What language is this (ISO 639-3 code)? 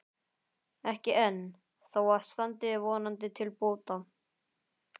isl